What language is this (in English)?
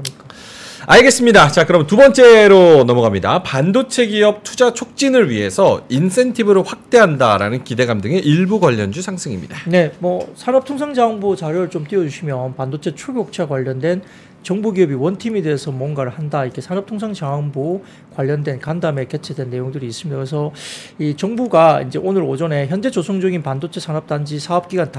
Korean